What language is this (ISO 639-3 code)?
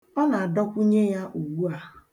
ibo